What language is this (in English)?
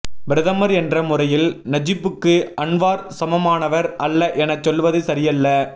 Tamil